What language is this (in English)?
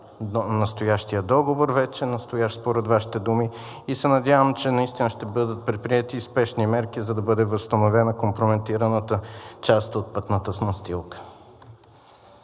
Bulgarian